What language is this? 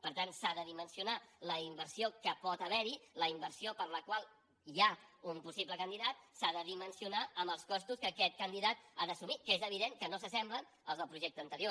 Catalan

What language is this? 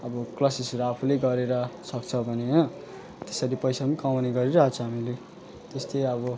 Nepali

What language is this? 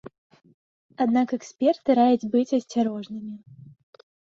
Belarusian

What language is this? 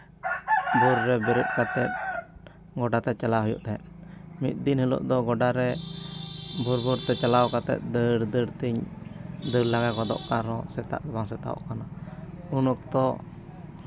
Santali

